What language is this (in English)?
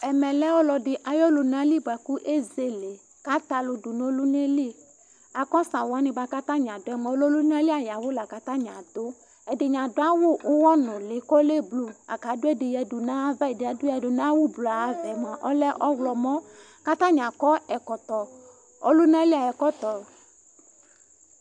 Ikposo